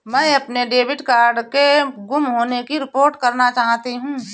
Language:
Hindi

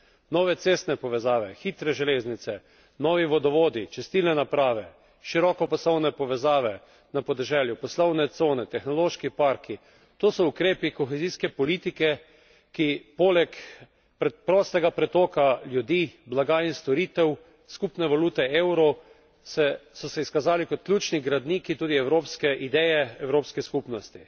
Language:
Slovenian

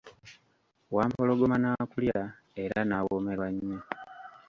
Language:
Ganda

